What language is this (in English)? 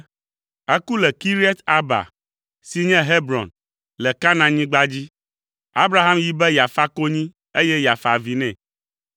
Ewe